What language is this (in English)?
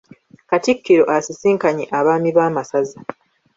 Ganda